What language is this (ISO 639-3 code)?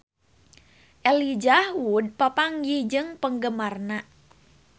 sun